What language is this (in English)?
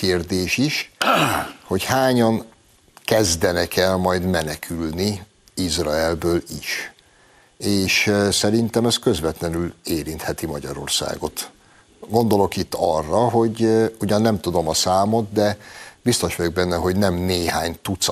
Hungarian